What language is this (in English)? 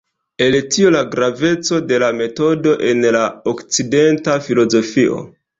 Esperanto